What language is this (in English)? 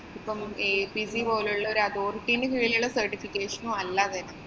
Malayalam